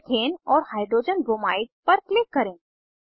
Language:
Hindi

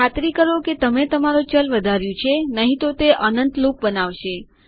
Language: Gujarati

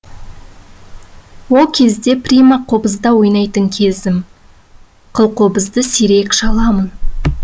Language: Kazakh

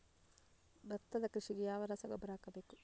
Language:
Kannada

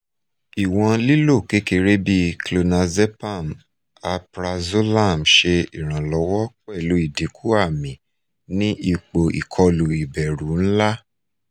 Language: Yoruba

